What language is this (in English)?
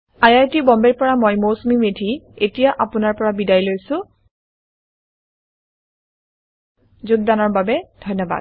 Assamese